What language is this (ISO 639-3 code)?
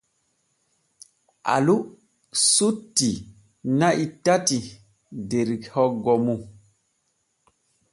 fue